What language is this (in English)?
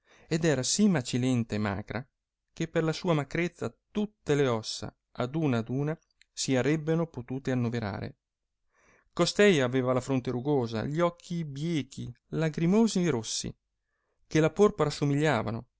Italian